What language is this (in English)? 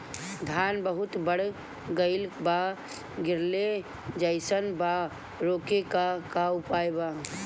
Bhojpuri